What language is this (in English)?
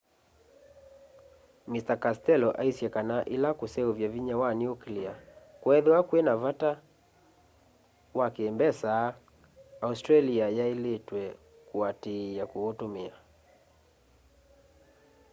Kamba